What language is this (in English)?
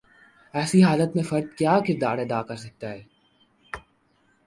Urdu